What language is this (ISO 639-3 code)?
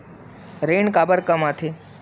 hne